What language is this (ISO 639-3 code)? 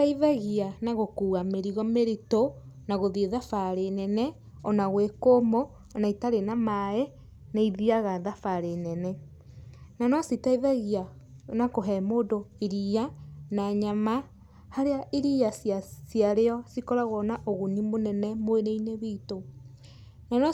kik